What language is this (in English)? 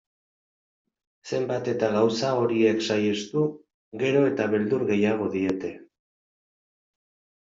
Basque